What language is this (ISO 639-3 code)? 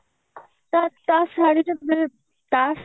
ori